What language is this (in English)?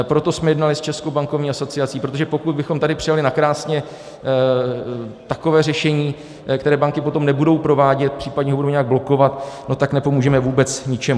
Czech